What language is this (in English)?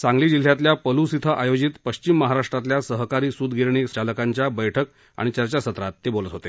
Marathi